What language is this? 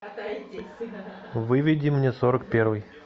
Russian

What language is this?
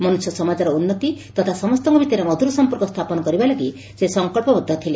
Odia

